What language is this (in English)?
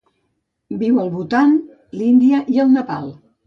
Catalan